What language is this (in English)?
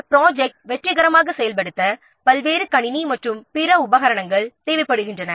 Tamil